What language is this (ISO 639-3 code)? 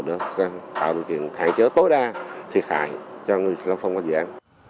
vie